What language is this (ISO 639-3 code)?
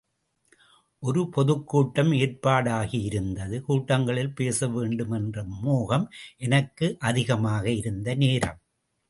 tam